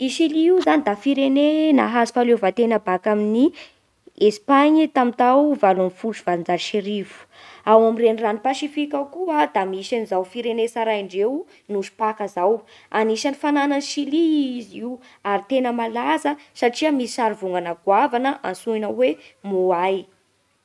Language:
Bara Malagasy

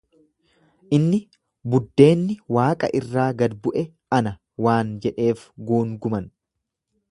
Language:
Oromo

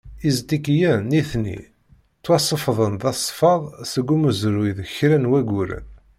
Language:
Kabyle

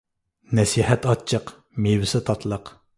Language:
Uyghur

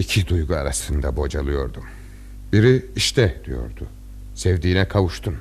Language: Turkish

